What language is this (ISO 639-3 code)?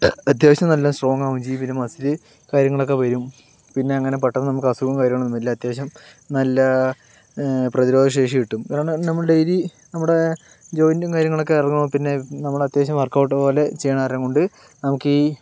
mal